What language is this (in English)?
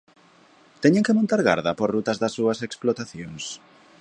Galician